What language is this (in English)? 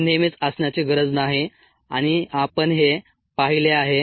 Marathi